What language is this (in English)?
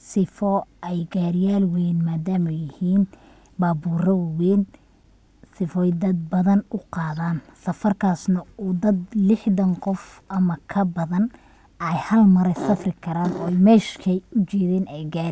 Somali